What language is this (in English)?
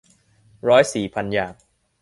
Thai